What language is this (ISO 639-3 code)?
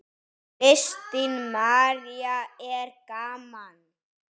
isl